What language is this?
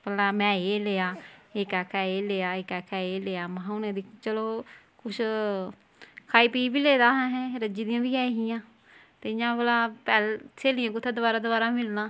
Dogri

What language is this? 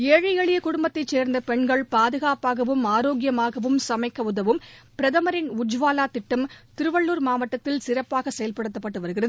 Tamil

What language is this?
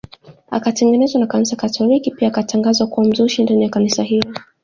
Swahili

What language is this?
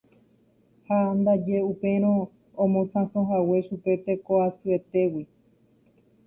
Guarani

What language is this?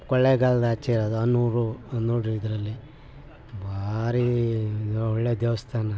Kannada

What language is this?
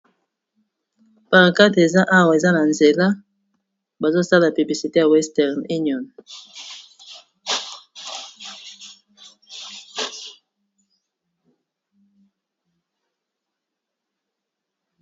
Lingala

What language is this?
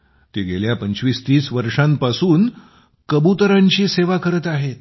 Marathi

